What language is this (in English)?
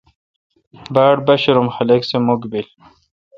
Kalkoti